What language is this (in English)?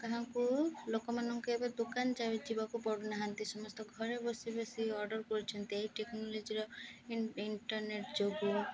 Odia